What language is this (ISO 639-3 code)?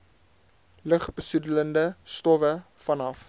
afr